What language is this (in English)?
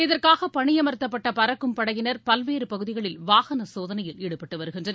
Tamil